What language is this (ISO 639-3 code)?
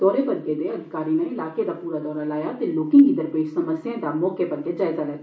doi